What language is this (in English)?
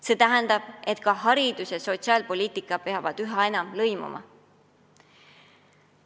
Estonian